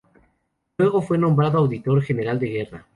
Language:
Spanish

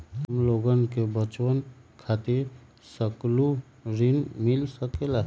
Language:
Magahi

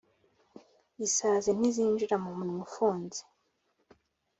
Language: Kinyarwanda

